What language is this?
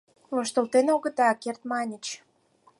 Mari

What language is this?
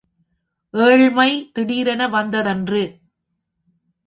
Tamil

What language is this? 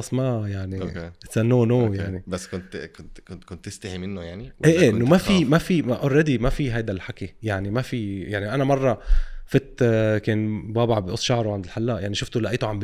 Arabic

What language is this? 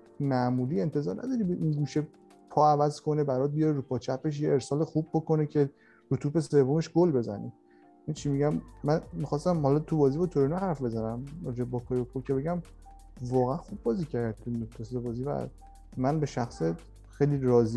Persian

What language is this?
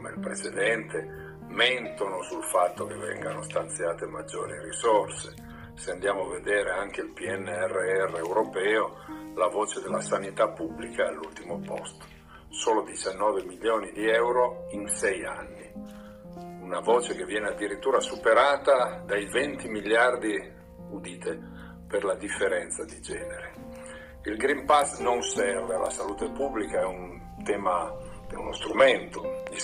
Italian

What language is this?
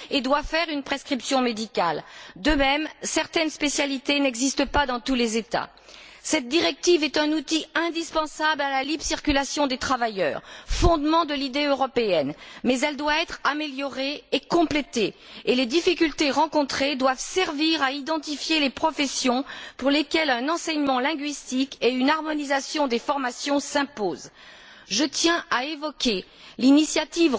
French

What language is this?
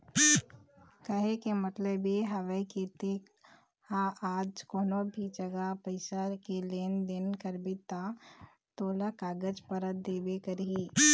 Chhattisgarhi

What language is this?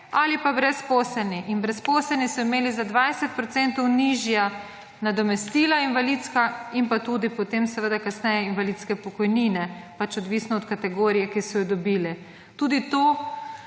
Slovenian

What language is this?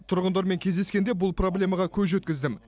Kazakh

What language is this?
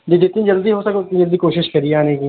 Urdu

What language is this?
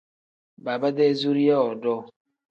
Tem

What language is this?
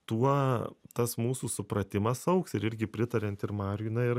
Lithuanian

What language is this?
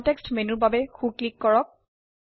Assamese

